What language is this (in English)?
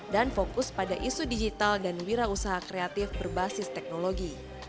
Indonesian